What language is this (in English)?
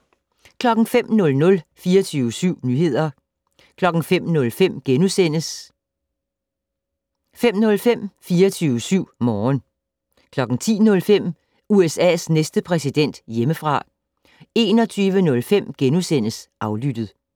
Danish